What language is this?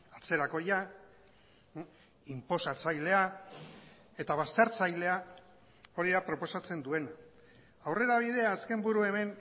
Basque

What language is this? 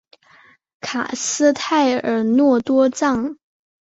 Chinese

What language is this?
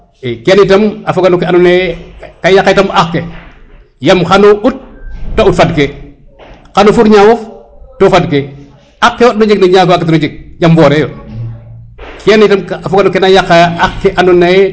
Serer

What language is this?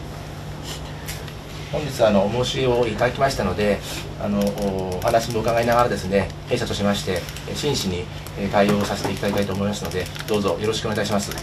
Japanese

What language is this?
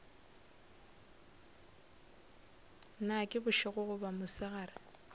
Northern Sotho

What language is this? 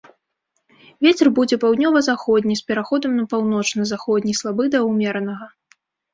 Belarusian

